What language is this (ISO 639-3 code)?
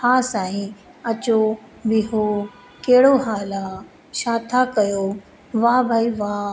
snd